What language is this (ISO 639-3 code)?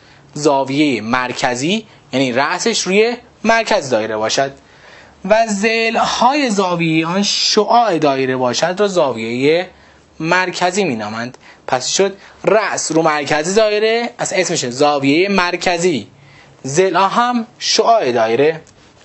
fas